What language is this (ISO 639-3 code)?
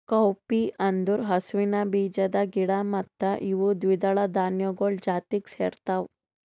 kan